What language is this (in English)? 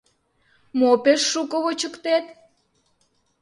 Mari